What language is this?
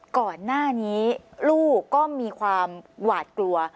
Thai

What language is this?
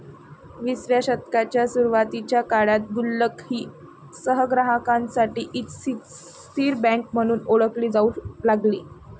Marathi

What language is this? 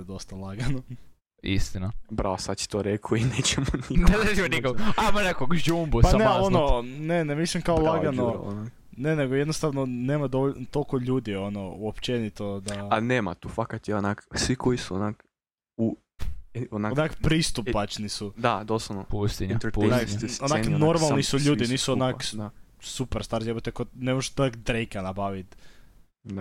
Croatian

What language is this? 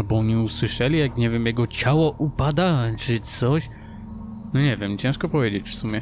Polish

